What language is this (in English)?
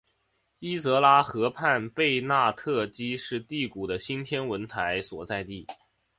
Chinese